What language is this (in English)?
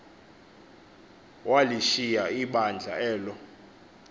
Xhosa